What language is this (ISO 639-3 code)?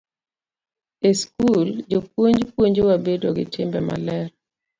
luo